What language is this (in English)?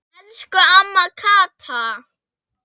Icelandic